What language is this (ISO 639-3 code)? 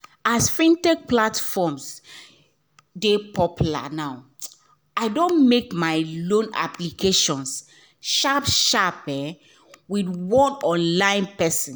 pcm